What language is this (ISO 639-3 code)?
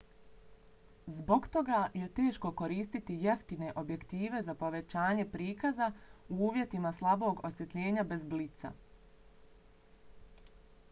bos